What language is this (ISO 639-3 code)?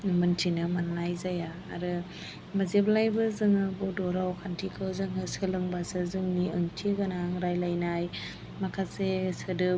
brx